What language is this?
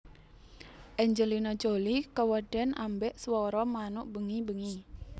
Javanese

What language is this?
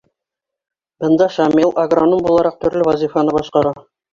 Bashkir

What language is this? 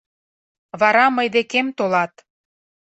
Mari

